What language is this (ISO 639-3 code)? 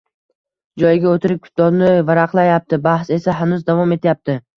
uzb